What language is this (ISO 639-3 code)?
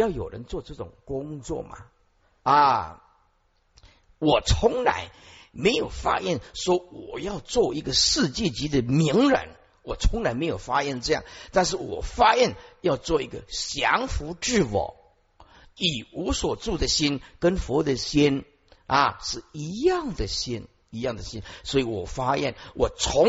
zho